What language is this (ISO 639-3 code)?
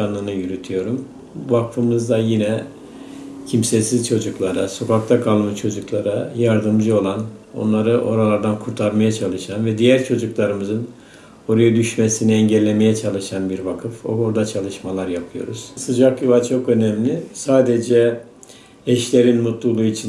tur